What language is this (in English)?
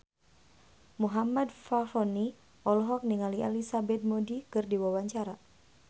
Sundanese